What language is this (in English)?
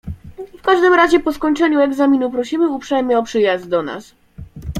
Polish